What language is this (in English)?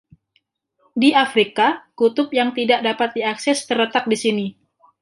Indonesian